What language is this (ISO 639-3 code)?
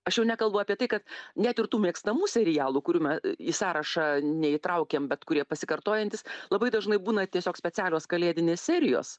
lit